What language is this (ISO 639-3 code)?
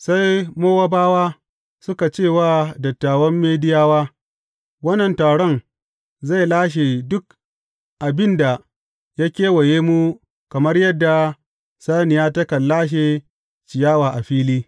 hau